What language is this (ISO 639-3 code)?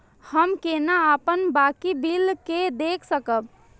mai